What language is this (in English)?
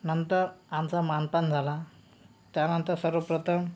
Marathi